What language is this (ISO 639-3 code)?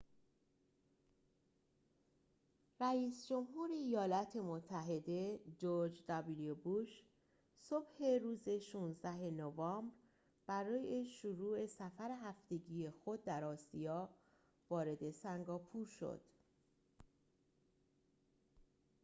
fas